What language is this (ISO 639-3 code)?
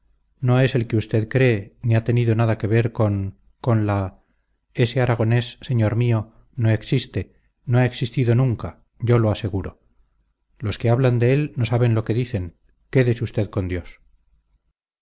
spa